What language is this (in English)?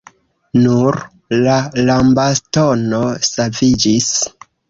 Esperanto